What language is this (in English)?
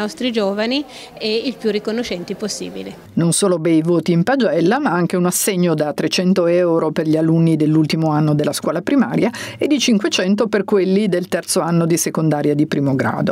Italian